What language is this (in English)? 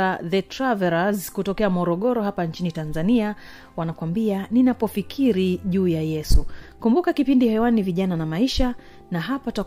Swahili